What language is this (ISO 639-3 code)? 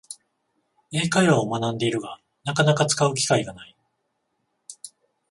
jpn